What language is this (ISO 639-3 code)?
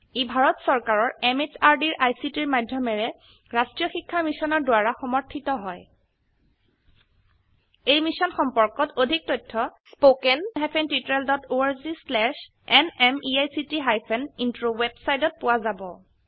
asm